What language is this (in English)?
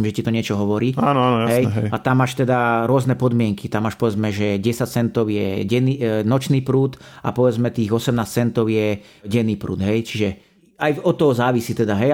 Slovak